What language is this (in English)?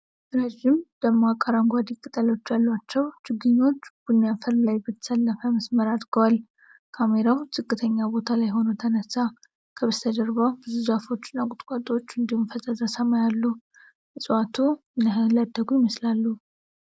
Amharic